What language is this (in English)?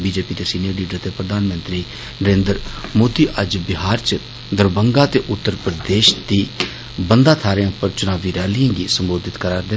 Dogri